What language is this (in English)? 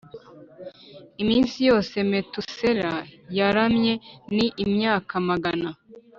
Kinyarwanda